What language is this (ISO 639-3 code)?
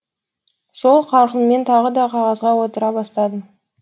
kaz